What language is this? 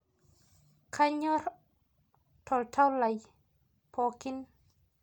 Masai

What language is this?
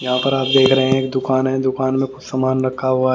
Hindi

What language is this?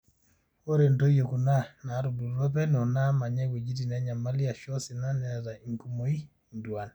Masai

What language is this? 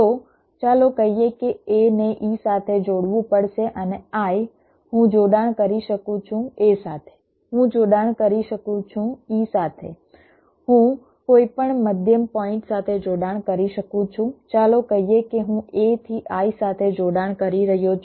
Gujarati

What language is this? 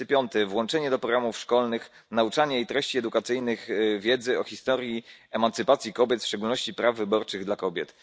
Polish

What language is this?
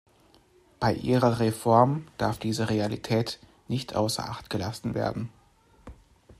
German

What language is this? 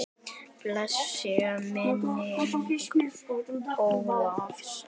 Icelandic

